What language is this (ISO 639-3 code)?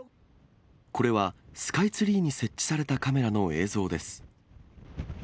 jpn